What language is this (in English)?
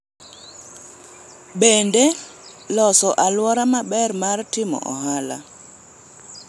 Luo (Kenya and Tanzania)